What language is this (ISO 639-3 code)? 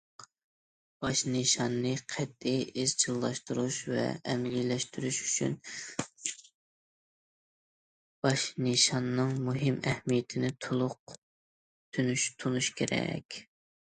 uig